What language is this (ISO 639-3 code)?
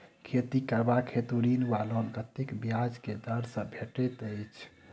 mai